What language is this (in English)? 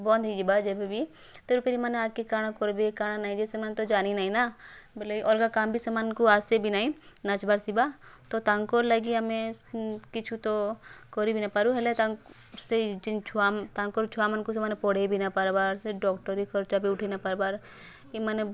Odia